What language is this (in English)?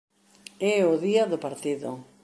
Galician